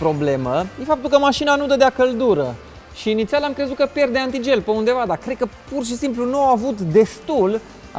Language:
Romanian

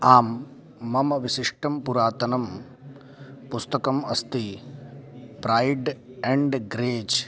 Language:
Sanskrit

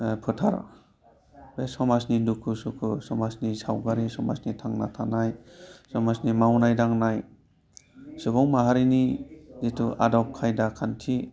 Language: Bodo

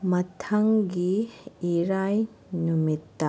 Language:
Manipuri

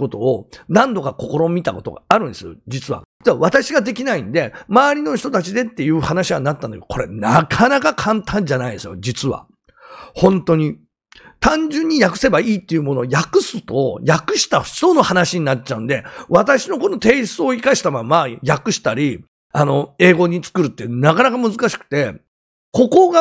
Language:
Japanese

